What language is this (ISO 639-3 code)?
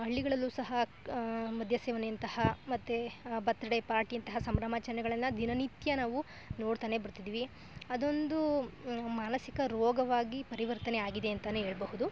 kan